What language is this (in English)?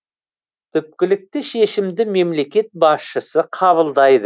Kazakh